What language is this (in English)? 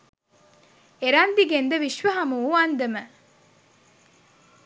Sinhala